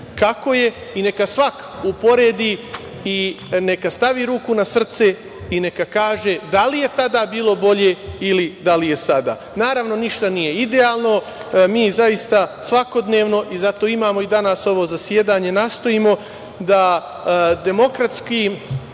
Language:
Serbian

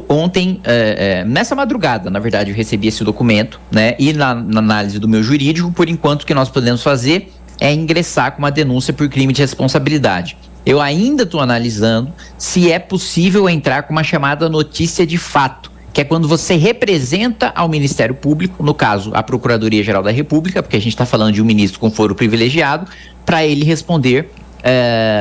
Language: Portuguese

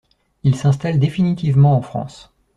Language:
French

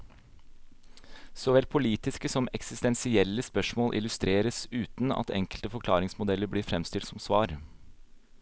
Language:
Norwegian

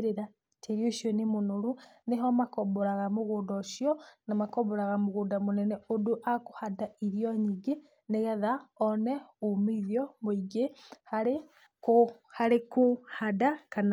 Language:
Kikuyu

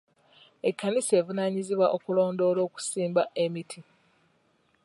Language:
Ganda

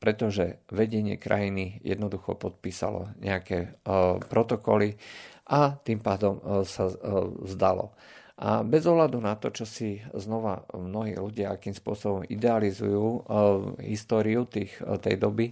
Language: Slovak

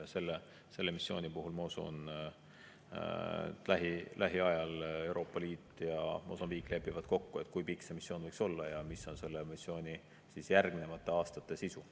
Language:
Estonian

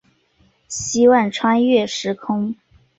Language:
Chinese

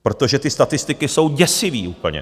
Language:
Czech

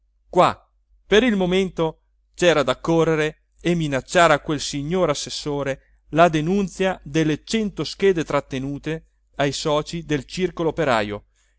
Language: Italian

